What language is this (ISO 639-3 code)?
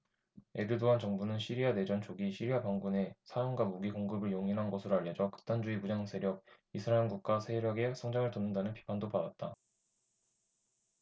kor